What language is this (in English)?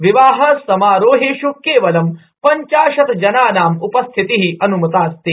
Sanskrit